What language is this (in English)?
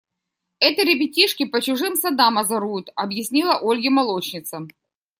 Russian